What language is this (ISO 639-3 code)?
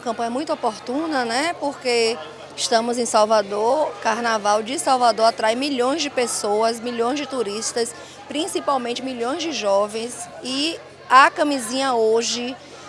por